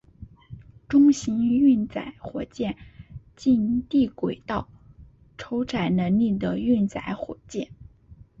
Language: Chinese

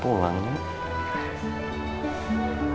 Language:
Indonesian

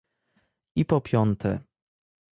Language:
Polish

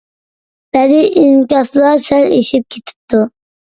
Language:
Uyghur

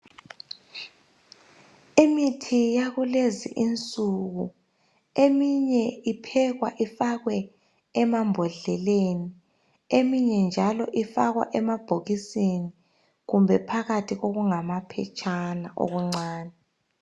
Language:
North Ndebele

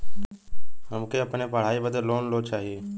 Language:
Bhojpuri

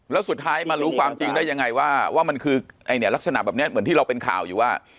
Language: Thai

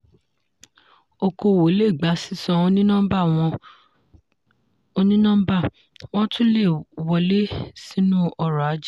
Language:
Yoruba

